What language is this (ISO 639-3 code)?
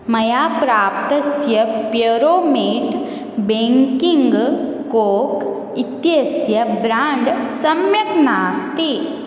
san